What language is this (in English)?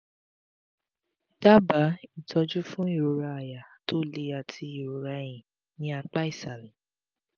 Yoruba